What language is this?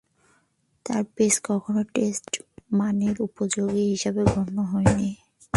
Bangla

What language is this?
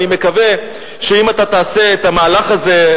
Hebrew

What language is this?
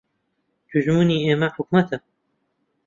Central Kurdish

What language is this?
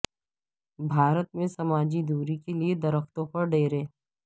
Urdu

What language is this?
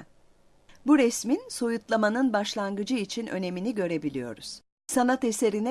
Turkish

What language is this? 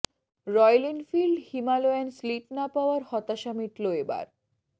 Bangla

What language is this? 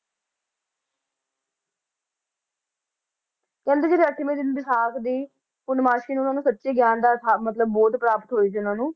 Punjabi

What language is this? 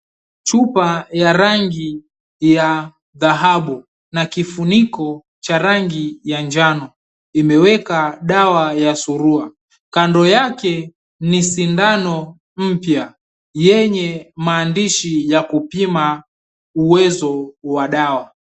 Swahili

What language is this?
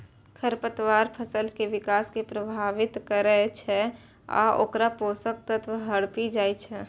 Maithili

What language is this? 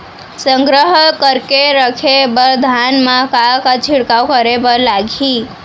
Chhattisgarhi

